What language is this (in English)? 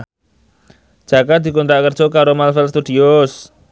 Javanese